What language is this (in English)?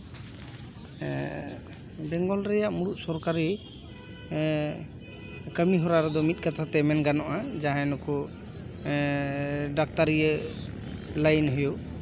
Santali